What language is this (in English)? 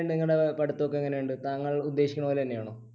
Malayalam